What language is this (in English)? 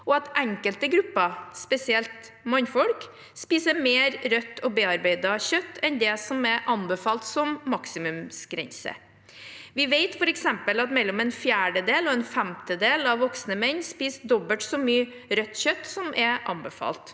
Norwegian